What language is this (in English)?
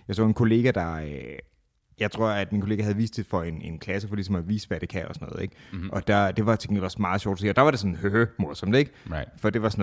Danish